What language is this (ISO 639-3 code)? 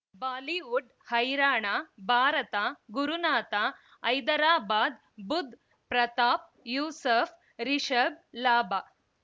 kan